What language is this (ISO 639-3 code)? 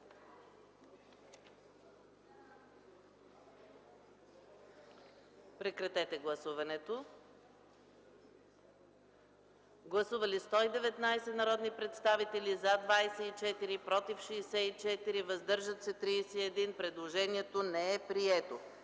bul